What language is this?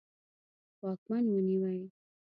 Pashto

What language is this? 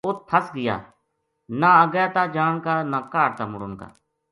Gujari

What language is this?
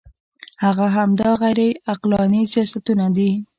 Pashto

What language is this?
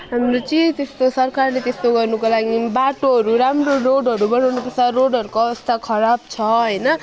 Nepali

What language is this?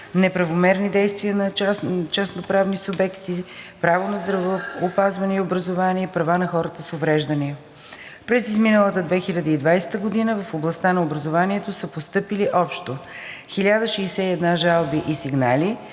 Bulgarian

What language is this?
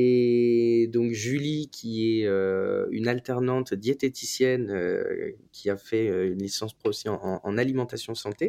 French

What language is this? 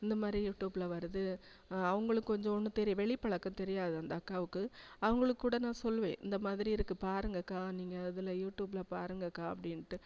Tamil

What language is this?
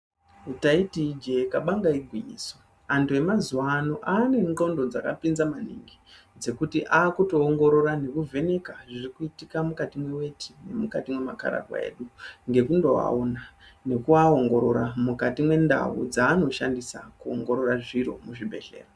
Ndau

